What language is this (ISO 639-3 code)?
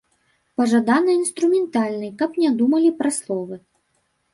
bel